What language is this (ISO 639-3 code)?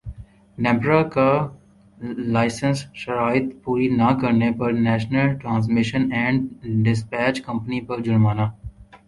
urd